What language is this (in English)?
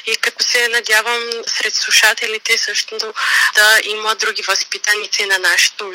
Bulgarian